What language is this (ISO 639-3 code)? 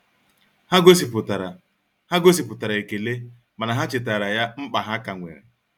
ibo